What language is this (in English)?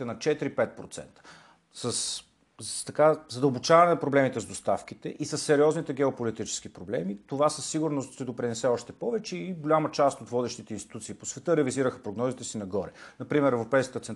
Bulgarian